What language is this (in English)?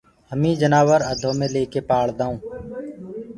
Gurgula